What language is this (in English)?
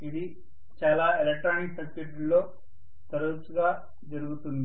Telugu